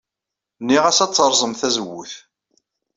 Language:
Kabyle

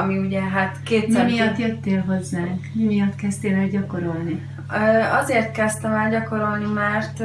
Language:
Hungarian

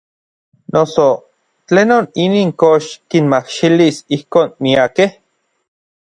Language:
Orizaba Nahuatl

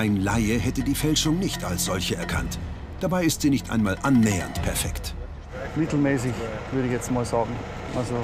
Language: German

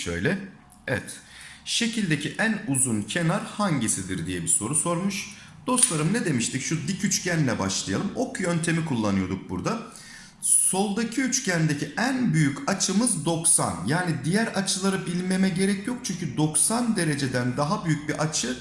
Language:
Turkish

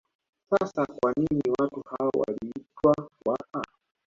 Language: Swahili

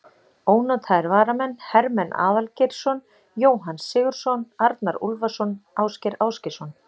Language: Icelandic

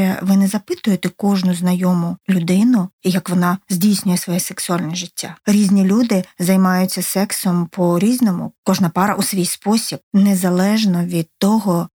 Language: Ukrainian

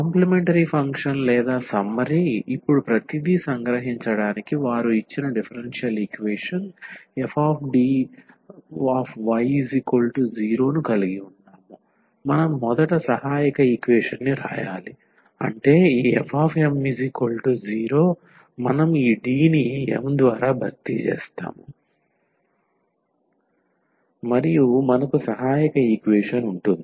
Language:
Telugu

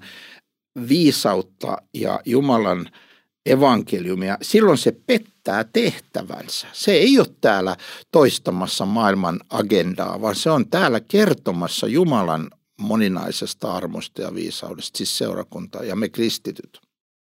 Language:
Finnish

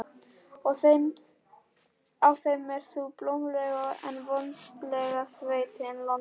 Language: Icelandic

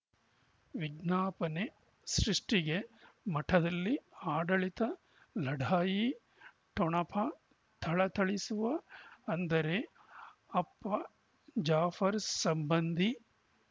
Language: Kannada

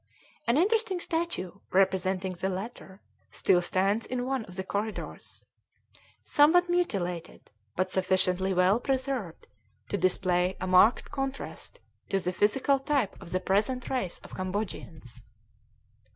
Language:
English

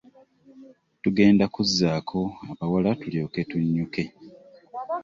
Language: Ganda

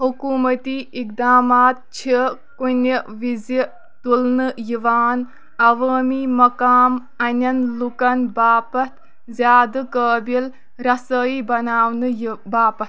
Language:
Kashmiri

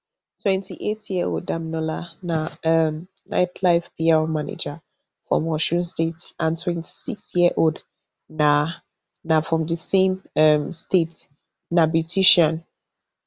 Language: Nigerian Pidgin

